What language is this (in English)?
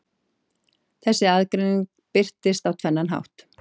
Icelandic